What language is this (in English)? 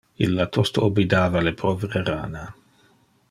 Interlingua